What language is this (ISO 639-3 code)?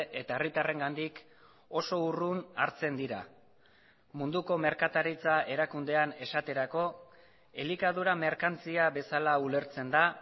eus